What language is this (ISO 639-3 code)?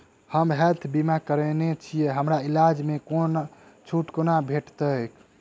mai